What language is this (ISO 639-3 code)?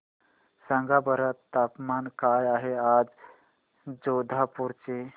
mar